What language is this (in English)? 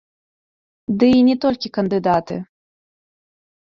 Belarusian